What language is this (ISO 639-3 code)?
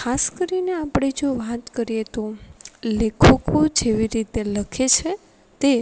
guj